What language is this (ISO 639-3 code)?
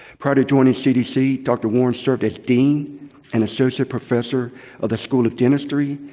eng